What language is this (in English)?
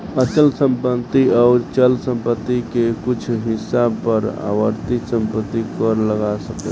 Bhojpuri